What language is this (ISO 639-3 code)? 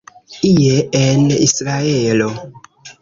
epo